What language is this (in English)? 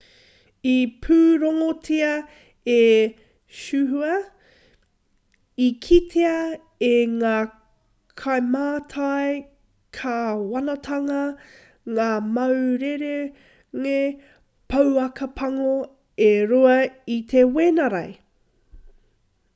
Māori